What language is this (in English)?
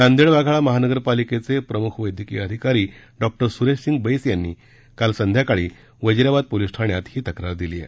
Marathi